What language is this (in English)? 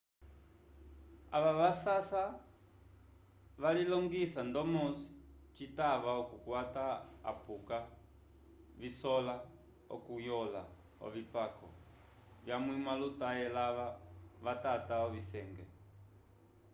Umbundu